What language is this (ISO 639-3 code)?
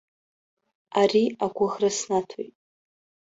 abk